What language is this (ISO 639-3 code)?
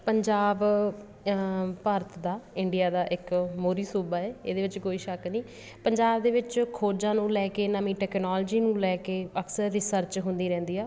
pan